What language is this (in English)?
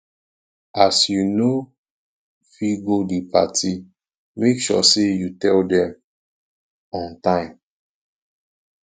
Nigerian Pidgin